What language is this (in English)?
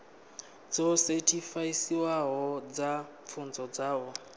Venda